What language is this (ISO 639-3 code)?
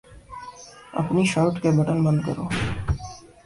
urd